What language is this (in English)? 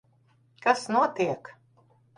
Latvian